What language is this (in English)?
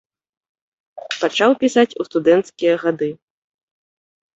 Belarusian